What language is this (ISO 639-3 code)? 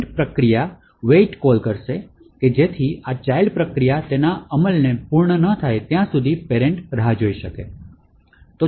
guj